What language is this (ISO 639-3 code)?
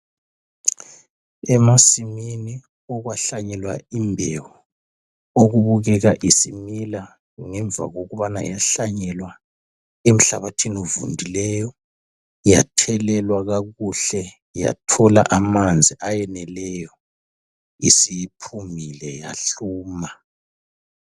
nde